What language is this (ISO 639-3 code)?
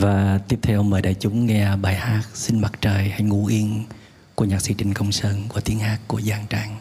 vie